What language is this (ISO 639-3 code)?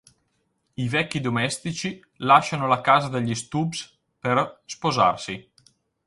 ita